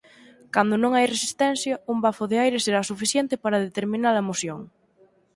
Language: Galician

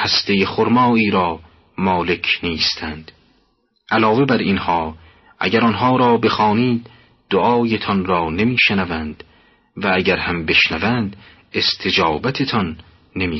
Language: Persian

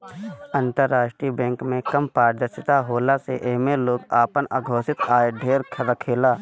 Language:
Bhojpuri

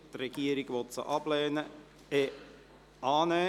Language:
Swiss German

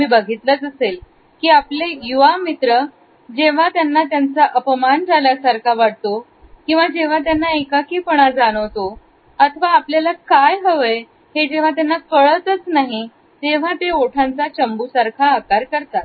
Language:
Marathi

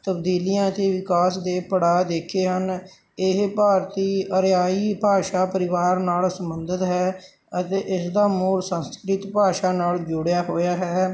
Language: Punjabi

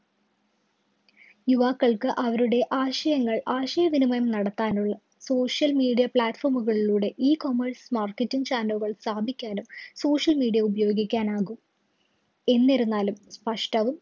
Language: Malayalam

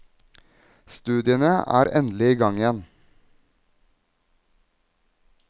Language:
Norwegian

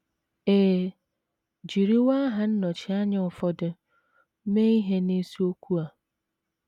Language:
Igbo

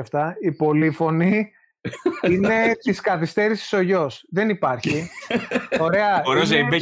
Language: Greek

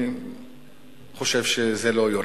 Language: Hebrew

